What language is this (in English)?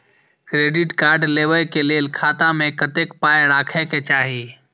Maithili